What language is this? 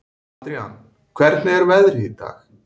Icelandic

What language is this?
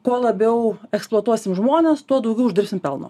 Lithuanian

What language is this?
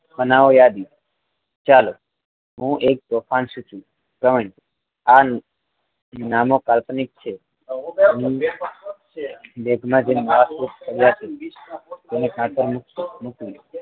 Gujarati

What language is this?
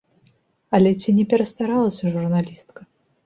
Belarusian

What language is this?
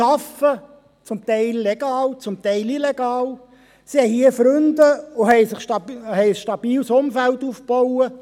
Swiss German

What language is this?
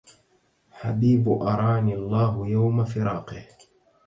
Arabic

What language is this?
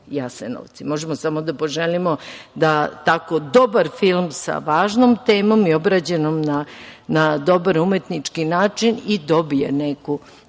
Serbian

